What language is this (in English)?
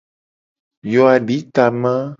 Gen